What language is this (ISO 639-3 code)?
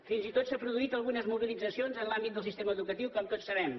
cat